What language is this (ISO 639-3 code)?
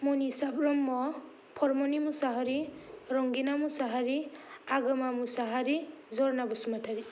brx